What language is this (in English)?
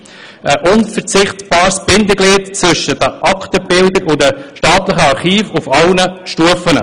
Swiss German